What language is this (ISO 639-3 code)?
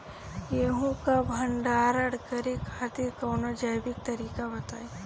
bho